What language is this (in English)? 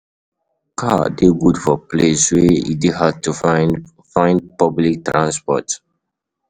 Nigerian Pidgin